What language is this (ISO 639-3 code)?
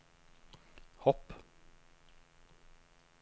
nor